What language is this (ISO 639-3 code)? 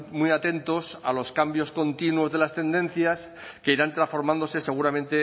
spa